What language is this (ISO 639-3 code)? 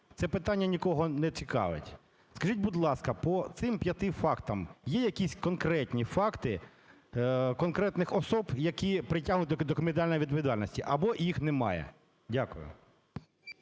ukr